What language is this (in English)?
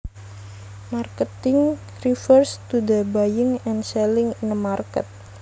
Javanese